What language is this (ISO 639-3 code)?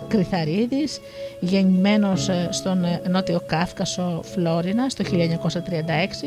ell